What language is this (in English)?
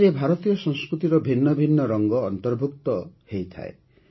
Odia